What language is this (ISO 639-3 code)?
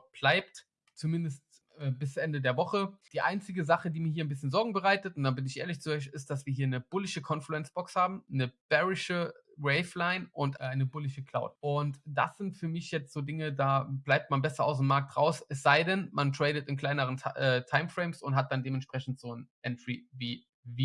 deu